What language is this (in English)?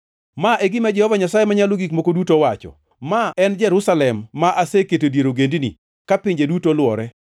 Luo (Kenya and Tanzania)